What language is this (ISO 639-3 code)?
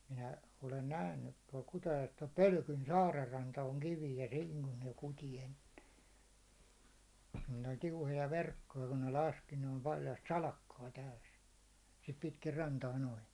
fin